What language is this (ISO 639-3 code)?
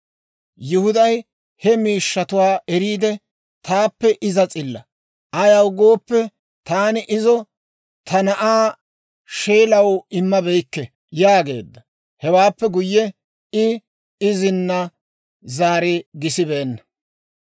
dwr